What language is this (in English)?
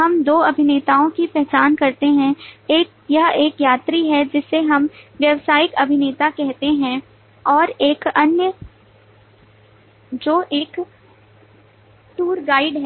Hindi